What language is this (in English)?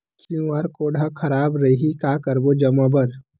Chhattisgarhi